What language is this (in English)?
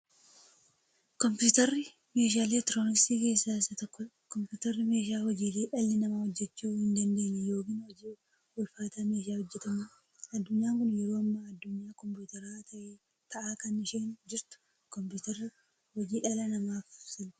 Oromo